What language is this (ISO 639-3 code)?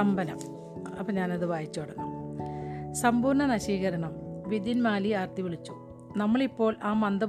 mal